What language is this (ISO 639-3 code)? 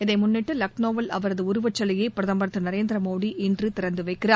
tam